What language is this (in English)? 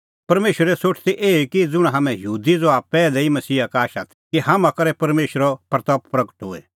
Kullu Pahari